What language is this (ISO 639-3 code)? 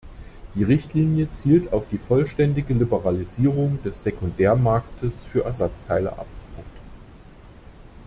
deu